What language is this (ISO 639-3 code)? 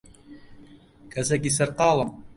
ckb